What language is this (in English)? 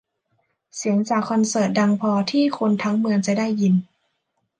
Thai